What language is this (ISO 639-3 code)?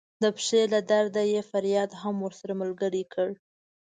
pus